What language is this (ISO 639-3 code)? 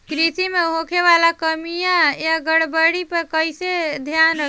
bho